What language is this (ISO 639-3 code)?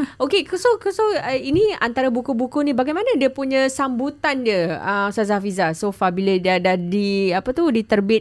msa